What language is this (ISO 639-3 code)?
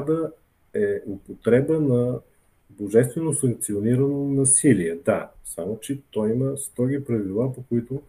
bul